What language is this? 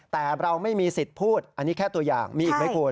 Thai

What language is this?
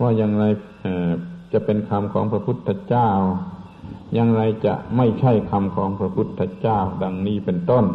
Thai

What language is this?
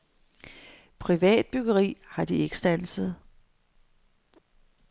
Danish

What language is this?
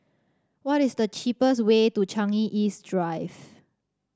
English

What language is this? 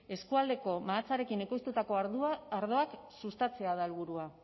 Basque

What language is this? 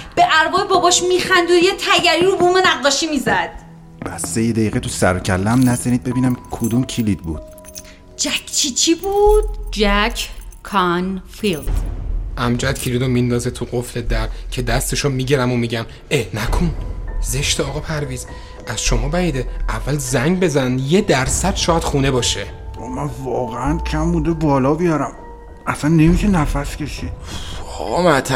Persian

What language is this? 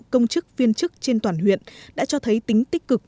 Vietnamese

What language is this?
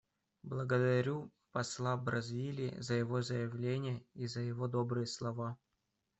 Russian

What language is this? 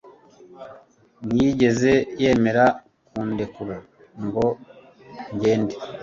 Kinyarwanda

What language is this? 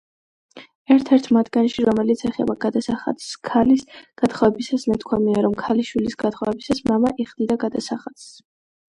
Georgian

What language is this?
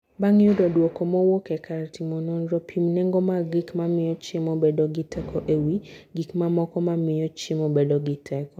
Luo (Kenya and Tanzania)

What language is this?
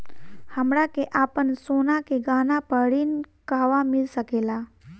Bhojpuri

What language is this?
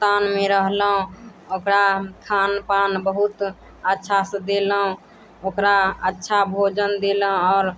Maithili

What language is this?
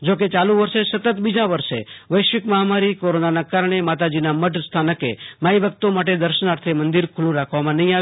Gujarati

